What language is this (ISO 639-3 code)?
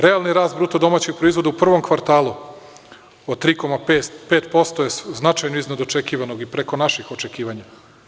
srp